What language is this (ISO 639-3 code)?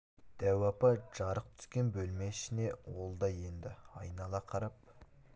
kaz